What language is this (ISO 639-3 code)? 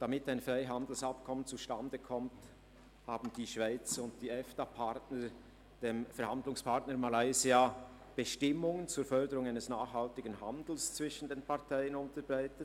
gsw